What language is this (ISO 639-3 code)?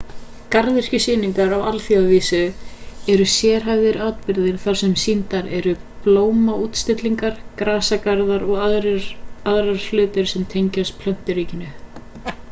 isl